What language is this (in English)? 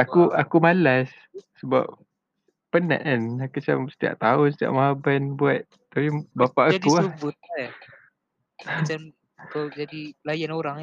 Malay